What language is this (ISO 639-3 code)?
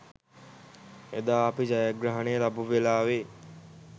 sin